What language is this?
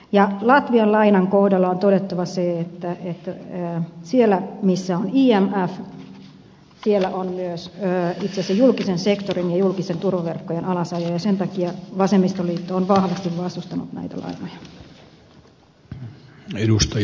Finnish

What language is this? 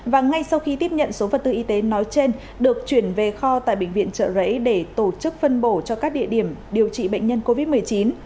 Vietnamese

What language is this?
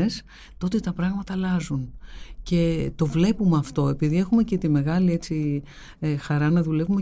Greek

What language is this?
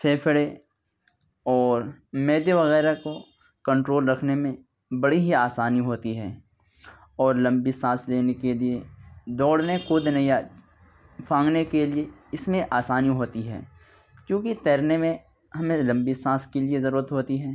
Urdu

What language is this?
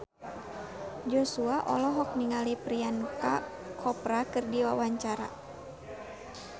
Sundanese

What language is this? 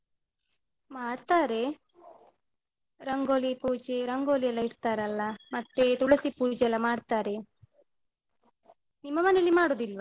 Kannada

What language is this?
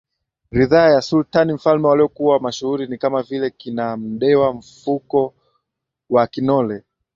Swahili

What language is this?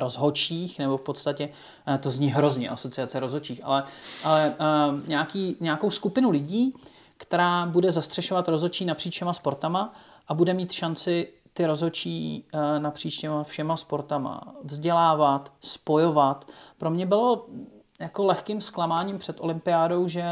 Czech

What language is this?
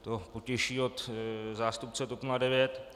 Czech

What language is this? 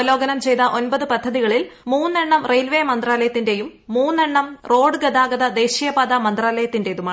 Malayalam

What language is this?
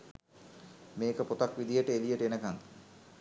Sinhala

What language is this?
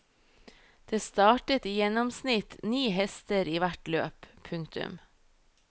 Norwegian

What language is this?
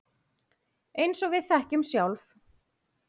Icelandic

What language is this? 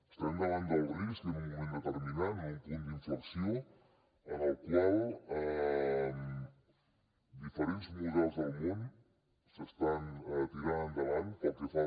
Catalan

